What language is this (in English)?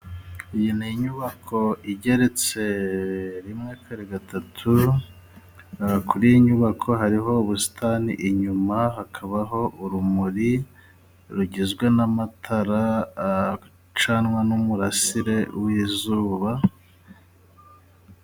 Kinyarwanda